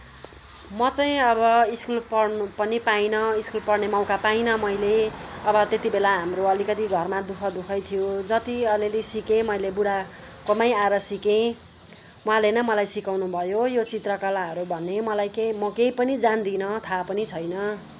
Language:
Nepali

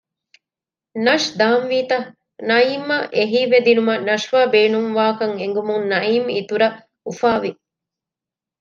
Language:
Divehi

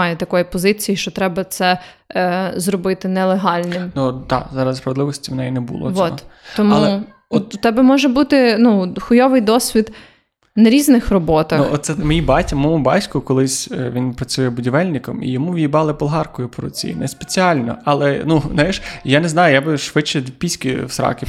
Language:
Ukrainian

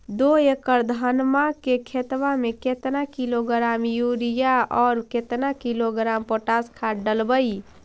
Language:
Magahi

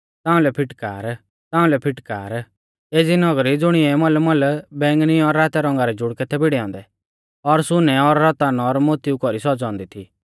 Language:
Mahasu Pahari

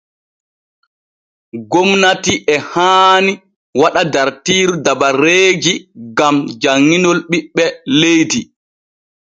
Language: Borgu Fulfulde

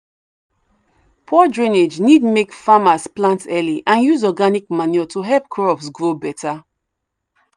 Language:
Nigerian Pidgin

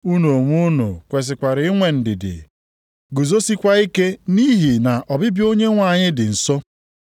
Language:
Igbo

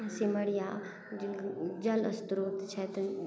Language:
Maithili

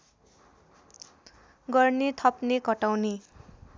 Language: Nepali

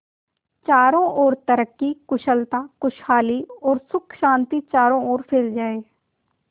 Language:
Hindi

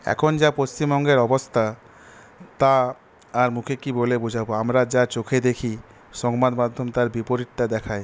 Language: Bangla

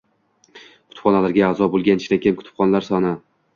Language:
Uzbek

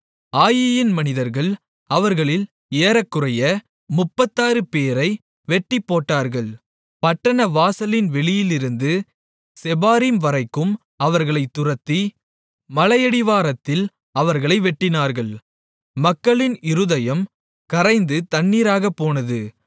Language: Tamil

